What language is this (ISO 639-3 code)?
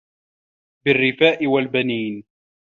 ara